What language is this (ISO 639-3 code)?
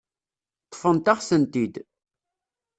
kab